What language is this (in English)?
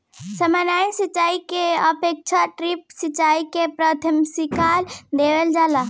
Bhojpuri